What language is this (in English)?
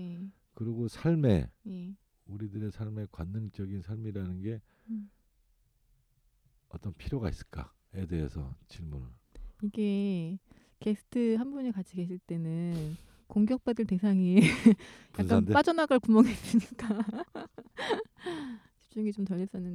Korean